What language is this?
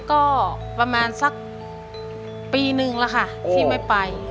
Thai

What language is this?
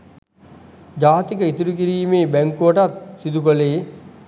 Sinhala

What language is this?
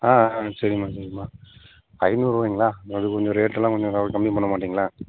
Tamil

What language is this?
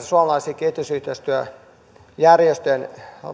Finnish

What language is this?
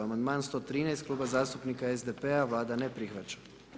Croatian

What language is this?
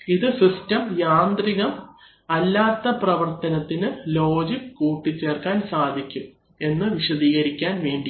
Malayalam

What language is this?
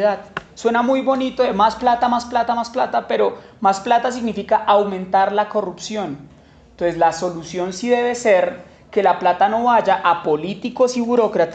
Spanish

